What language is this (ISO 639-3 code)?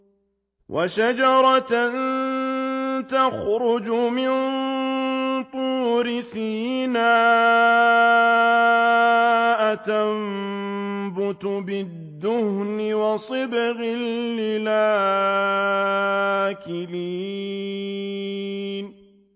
ara